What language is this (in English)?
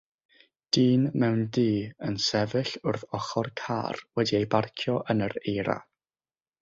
Welsh